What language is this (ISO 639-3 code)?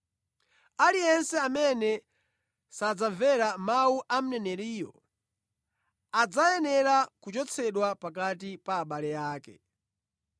nya